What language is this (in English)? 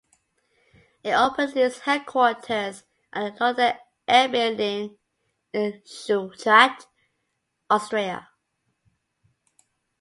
English